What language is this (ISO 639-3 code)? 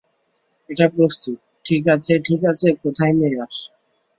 ben